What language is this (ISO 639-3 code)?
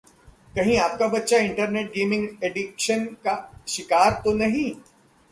hin